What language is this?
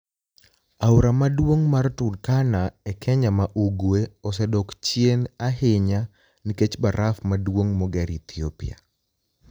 Luo (Kenya and Tanzania)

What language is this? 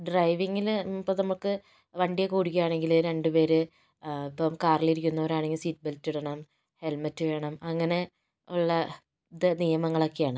Malayalam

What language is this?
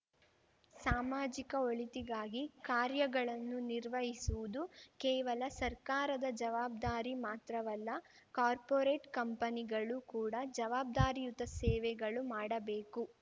Kannada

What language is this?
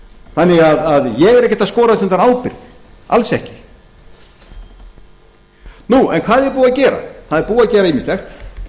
Icelandic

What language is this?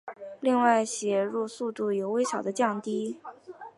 Chinese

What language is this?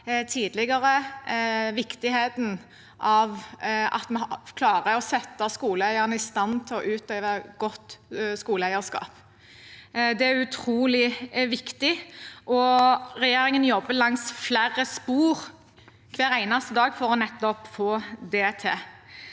Norwegian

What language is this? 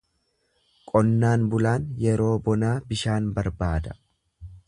Oromo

